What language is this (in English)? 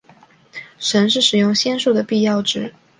Chinese